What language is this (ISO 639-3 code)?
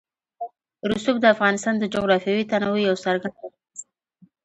pus